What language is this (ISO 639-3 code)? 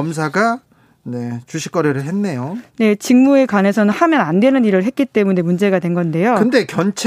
kor